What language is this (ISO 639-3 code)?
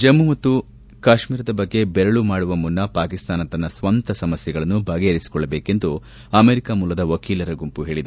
kan